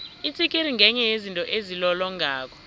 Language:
South Ndebele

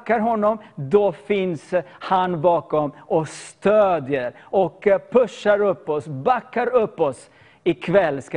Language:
Swedish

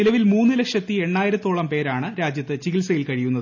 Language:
Malayalam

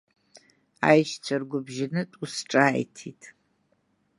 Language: Abkhazian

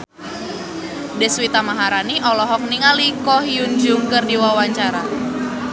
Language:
Sundanese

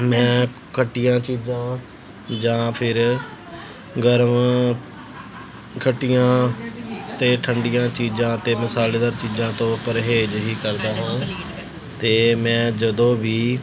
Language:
Punjabi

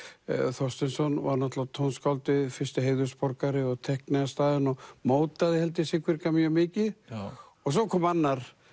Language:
Icelandic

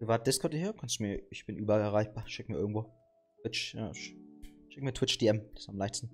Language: German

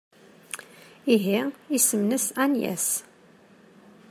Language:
Kabyle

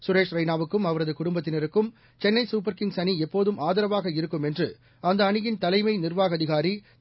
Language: Tamil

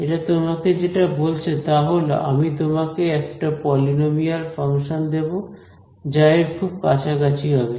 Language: Bangla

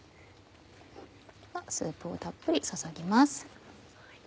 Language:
Japanese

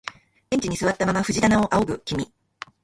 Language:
Japanese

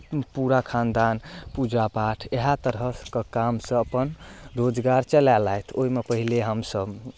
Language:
Maithili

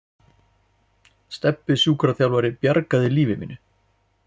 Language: Icelandic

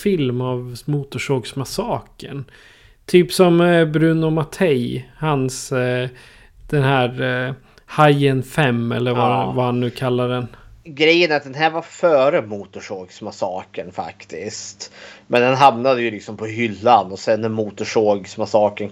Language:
Swedish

